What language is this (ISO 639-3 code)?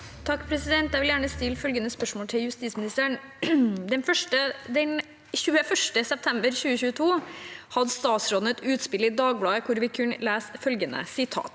nor